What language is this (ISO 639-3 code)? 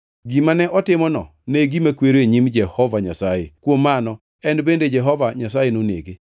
luo